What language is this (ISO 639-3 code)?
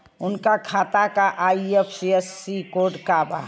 bho